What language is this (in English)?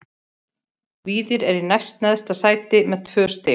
Icelandic